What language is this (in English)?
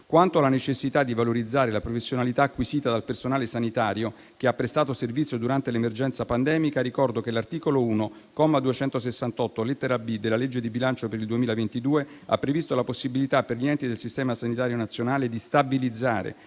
Italian